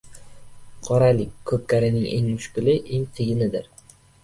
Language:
Uzbek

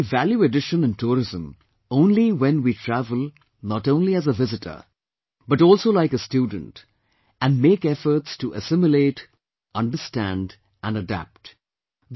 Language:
English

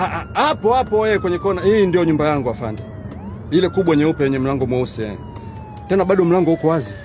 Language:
Swahili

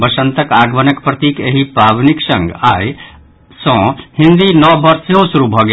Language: Maithili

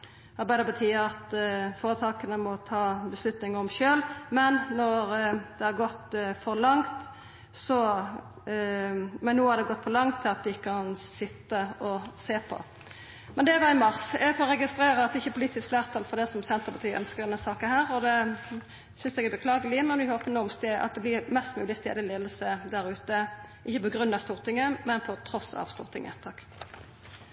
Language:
Norwegian Nynorsk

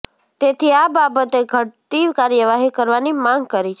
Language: Gujarati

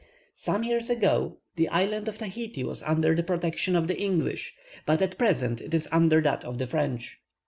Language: English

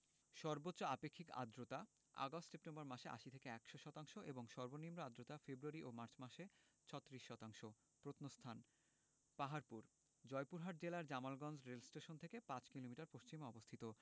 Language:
Bangla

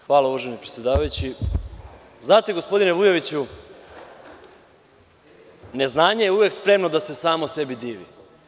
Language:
Serbian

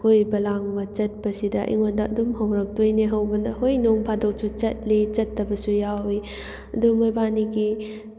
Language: Manipuri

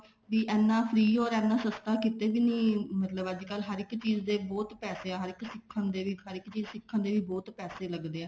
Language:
Punjabi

